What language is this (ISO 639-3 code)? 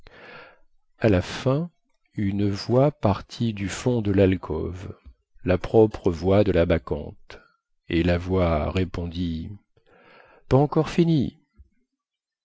fra